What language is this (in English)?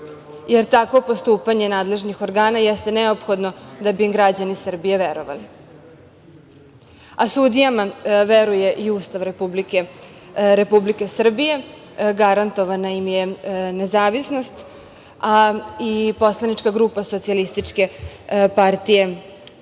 Serbian